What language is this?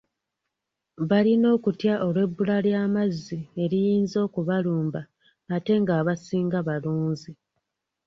Ganda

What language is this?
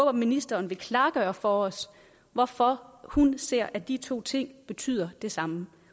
Danish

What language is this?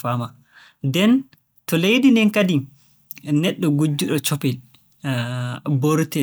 Borgu Fulfulde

